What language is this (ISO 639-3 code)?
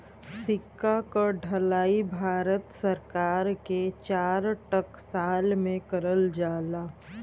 bho